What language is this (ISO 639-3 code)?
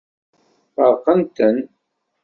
kab